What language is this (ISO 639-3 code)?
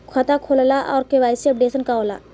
bho